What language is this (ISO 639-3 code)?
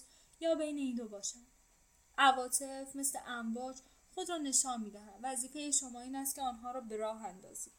fas